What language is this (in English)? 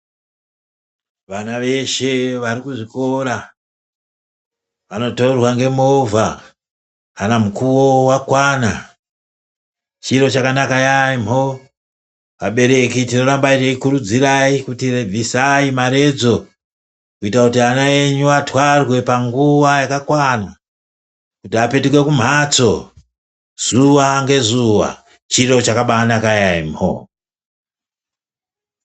Ndau